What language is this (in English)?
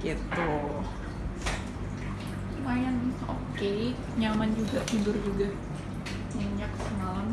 Indonesian